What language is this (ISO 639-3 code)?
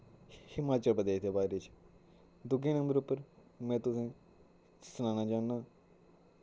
doi